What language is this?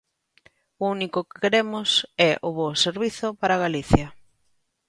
Galician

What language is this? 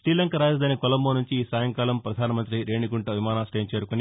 Telugu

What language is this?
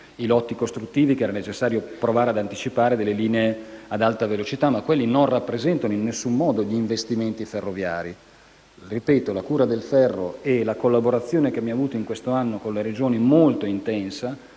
Italian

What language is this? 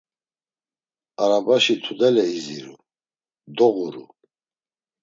Laz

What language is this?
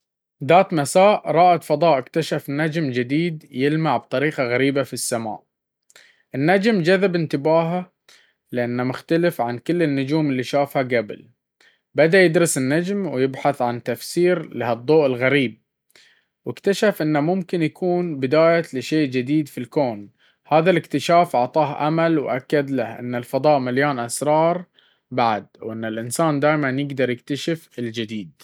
Baharna Arabic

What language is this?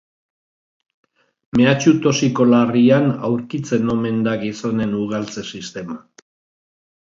Basque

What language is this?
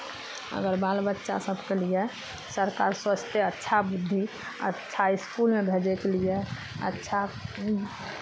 Maithili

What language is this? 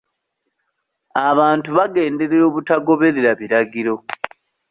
Ganda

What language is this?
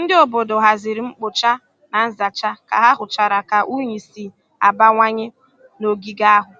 Igbo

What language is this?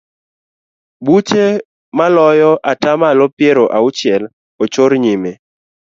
Luo (Kenya and Tanzania)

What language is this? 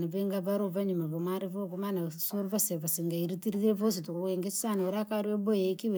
Langi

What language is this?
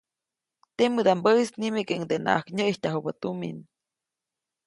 Copainalá Zoque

